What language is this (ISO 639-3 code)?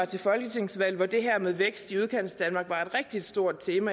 dan